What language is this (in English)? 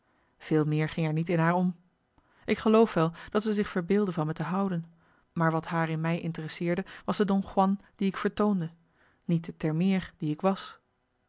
Dutch